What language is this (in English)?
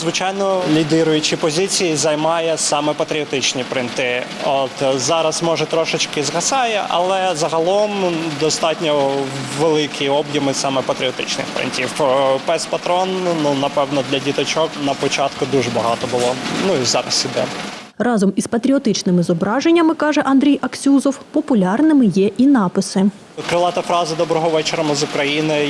Ukrainian